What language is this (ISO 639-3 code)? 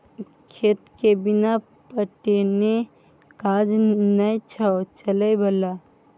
mai